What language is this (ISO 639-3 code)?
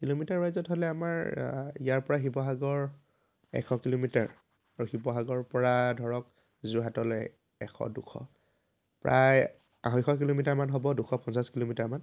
asm